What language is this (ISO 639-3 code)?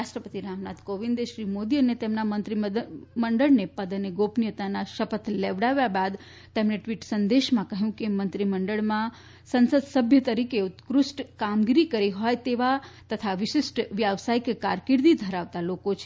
guj